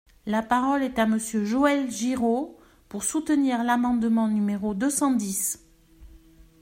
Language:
French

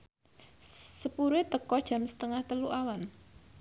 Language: Javanese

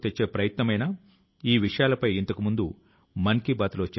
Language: Telugu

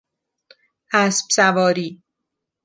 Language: Persian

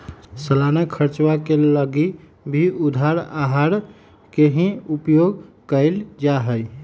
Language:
Magahi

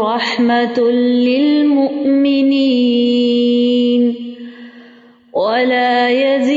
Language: Urdu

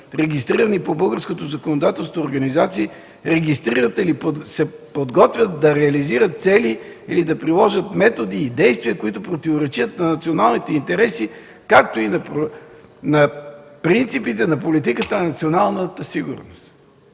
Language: Bulgarian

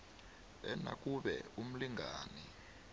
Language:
South Ndebele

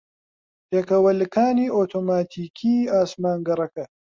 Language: Central Kurdish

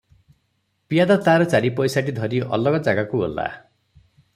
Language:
Odia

